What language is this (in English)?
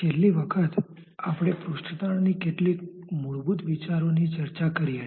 Gujarati